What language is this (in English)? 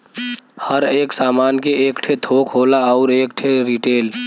Bhojpuri